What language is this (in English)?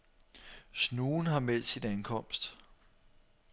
Danish